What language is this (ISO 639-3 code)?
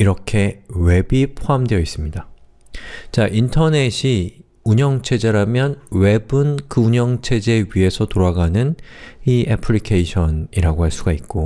kor